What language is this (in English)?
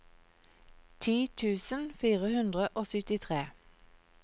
Norwegian